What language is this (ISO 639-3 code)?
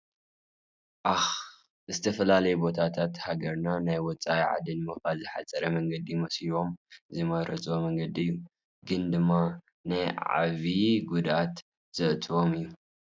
tir